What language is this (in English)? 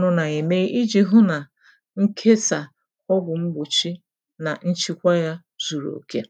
Igbo